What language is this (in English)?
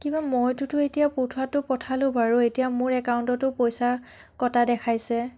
Assamese